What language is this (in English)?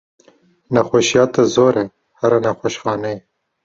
Kurdish